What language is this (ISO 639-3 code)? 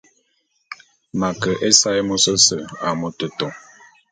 bum